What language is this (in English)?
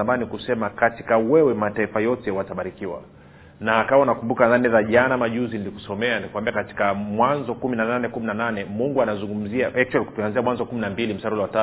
Swahili